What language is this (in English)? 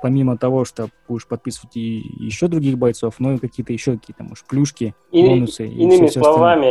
Russian